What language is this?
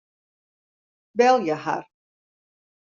Western Frisian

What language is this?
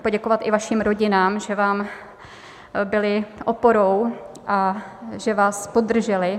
Czech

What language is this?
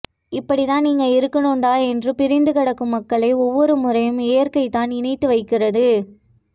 Tamil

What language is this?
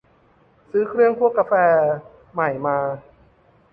Thai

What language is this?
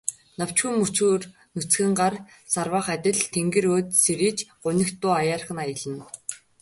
Mongolian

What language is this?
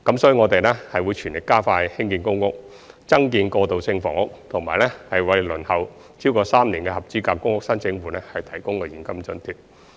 Cantonese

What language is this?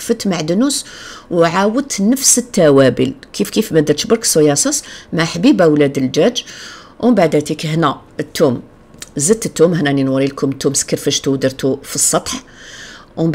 Arabic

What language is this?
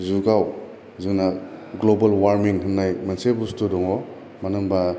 Bodo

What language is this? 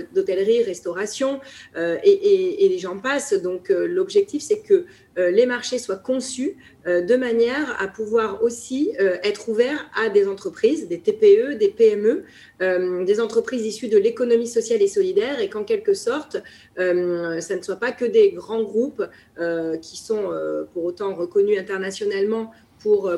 French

